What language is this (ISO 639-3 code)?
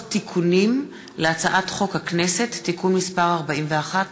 heb